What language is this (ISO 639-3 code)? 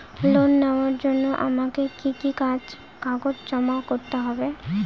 ben